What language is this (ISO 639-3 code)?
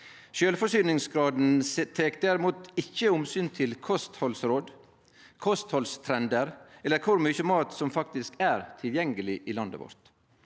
nor